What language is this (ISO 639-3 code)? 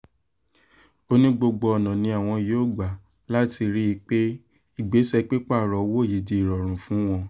yor